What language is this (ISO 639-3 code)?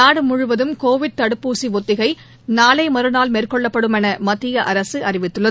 tam